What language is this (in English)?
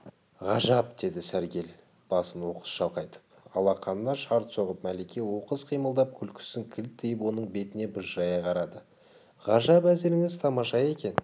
Kazakh